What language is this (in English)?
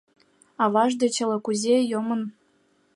Mari